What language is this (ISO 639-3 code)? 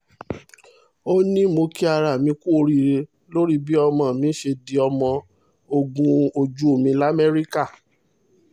yor